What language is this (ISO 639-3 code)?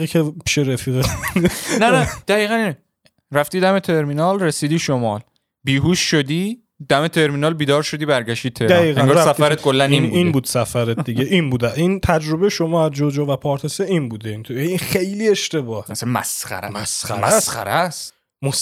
fas